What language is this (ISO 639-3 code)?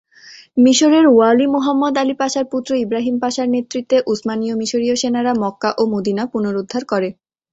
ben